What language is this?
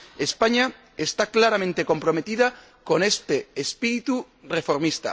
Spanish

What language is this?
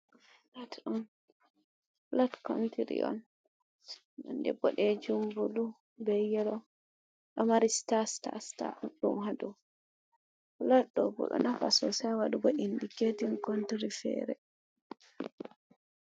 Fula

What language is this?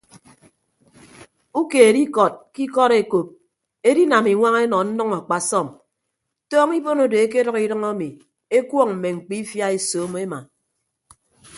Ibibio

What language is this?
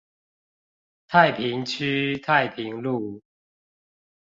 Chinese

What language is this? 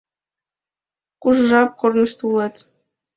Mari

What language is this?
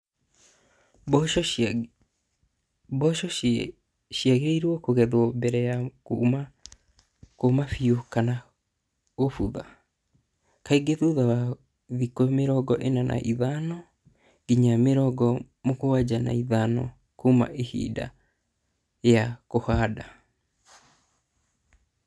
Kikuyu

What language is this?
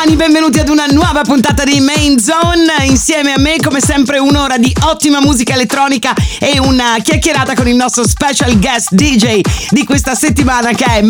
Italian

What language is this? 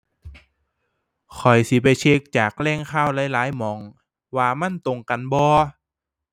Thai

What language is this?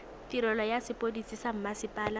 Tswana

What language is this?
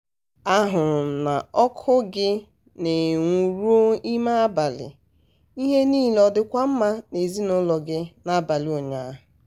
Igbo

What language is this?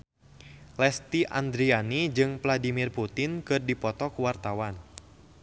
Sundanese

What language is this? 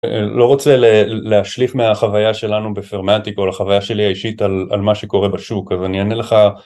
Hebrew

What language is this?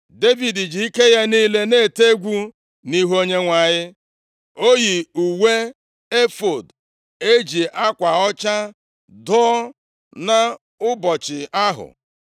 Igbo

